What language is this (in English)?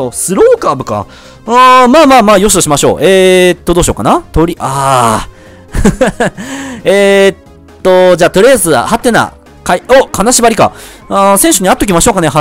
Japanese